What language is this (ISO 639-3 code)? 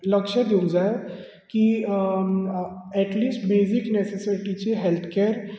kok